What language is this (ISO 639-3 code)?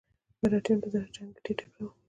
pus